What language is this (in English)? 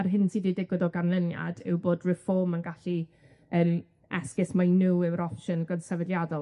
Welsh